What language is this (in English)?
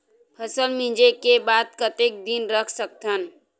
Chhattisgarhi